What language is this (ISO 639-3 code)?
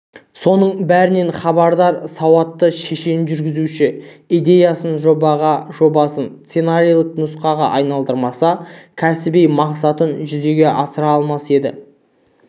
kaz